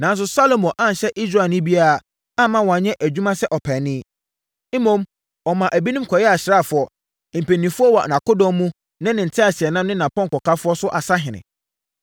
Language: Akan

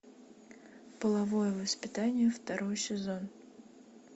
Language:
Russian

